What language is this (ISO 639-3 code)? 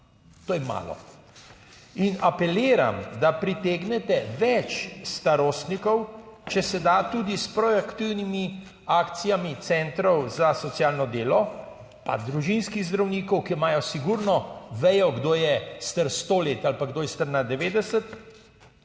slv